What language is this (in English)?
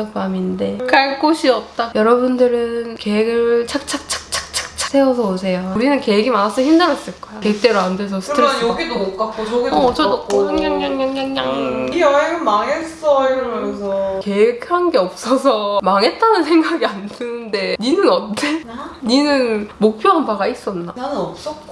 Korean